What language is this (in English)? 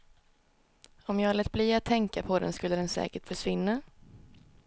Swedish